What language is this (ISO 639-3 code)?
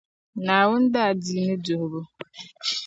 dag